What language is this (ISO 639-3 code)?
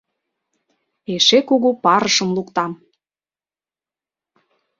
chm